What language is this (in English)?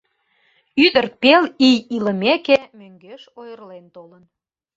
Mari